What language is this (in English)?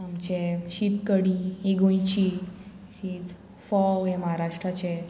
Konkani